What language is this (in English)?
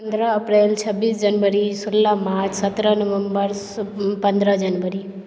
Maithili